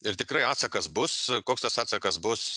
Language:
Lithuanian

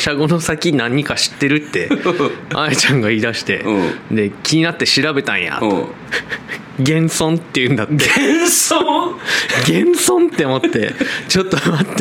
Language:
Japanese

